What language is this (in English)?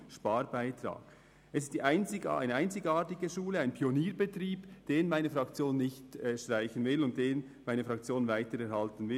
Swiss German